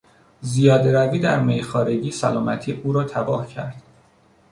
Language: Persian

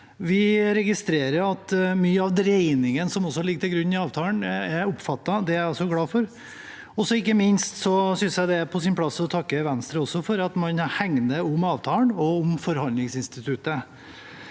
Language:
Norwegian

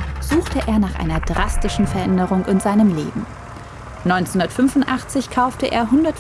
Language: German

